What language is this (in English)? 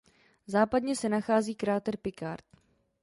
Czech